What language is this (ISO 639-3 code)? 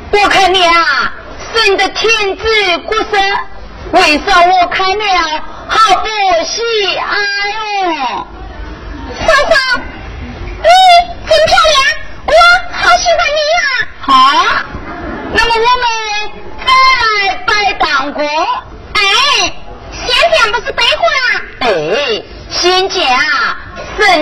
zho